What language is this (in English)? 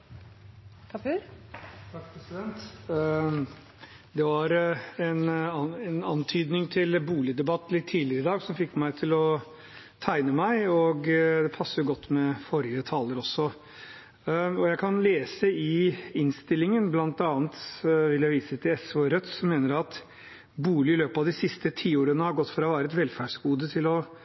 Norwegian Bokmål